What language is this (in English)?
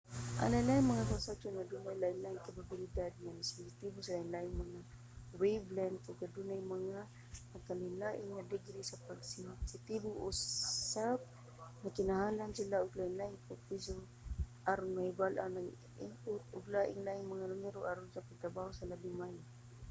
Cebuano